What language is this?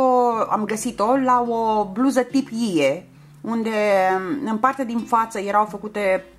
Romanian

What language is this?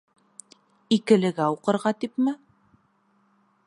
Bashkir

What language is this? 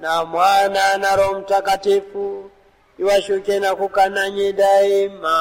Swahili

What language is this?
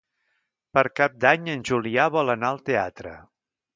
Catalan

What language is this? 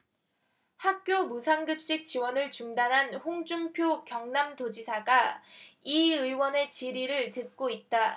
Korean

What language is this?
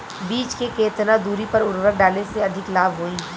Bhojpuri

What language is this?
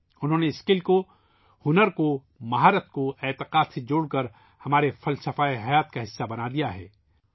Urdu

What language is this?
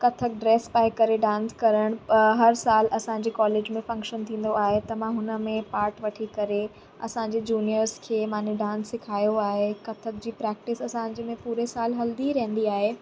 Sindhi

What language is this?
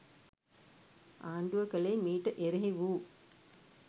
Sinhala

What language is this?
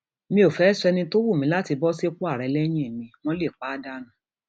Yoruba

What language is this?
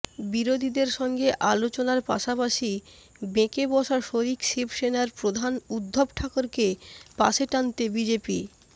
Bangla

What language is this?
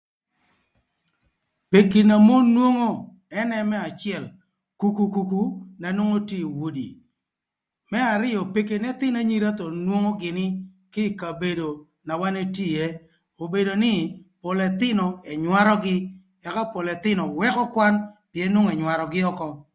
Thur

